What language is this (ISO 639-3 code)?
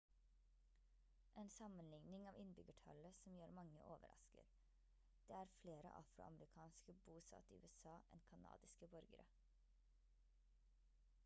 nob